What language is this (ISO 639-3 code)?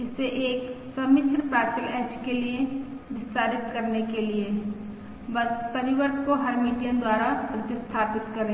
hin